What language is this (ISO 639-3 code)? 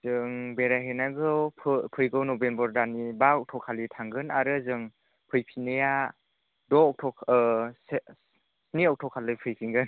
brx